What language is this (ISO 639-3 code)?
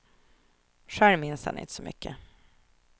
swe